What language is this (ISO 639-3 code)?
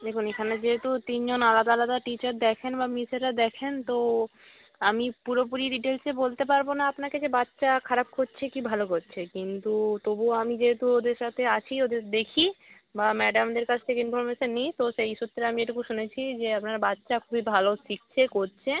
ben